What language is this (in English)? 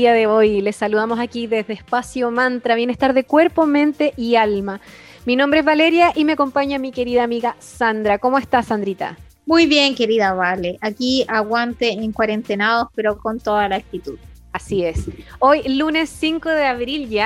Spanish